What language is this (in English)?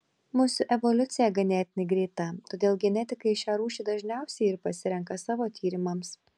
Lithuanian